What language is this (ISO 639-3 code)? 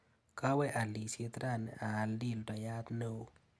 kln